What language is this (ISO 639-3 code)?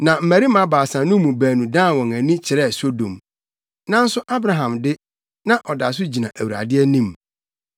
aka